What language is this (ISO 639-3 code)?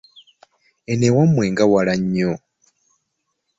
lug